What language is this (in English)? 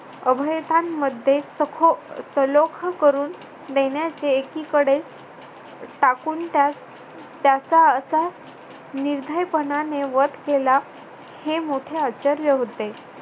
Marathi